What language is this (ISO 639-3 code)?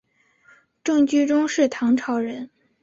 zho